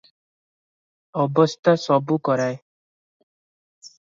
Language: Odia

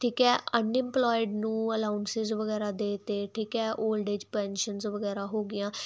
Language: Punjabi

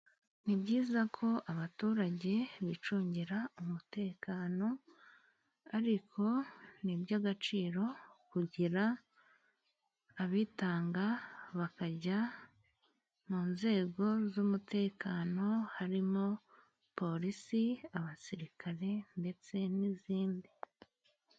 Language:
Kinyarwanda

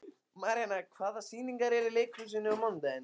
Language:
Icelandic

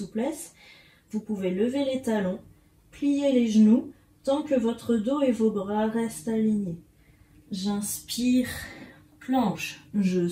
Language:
French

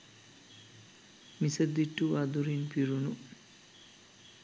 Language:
Sinhala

